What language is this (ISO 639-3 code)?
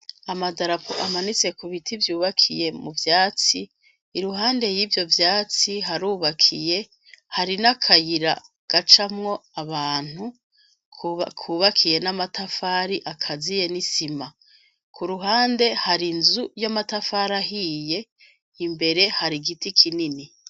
run